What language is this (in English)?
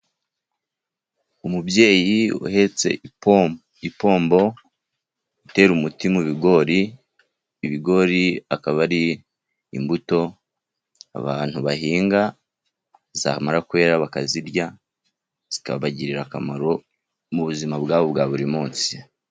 Kinyarwanda